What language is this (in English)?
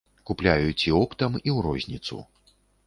Belarusian